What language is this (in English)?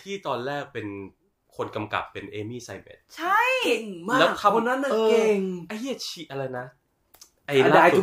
Thai